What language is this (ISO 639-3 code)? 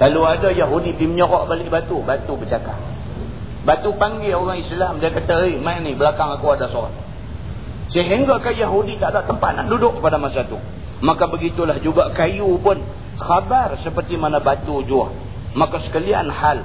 msa